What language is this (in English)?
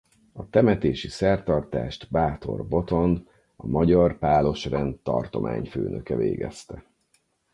Hungarian